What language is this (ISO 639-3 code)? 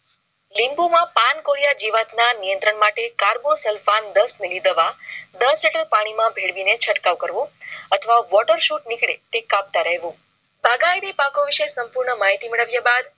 guj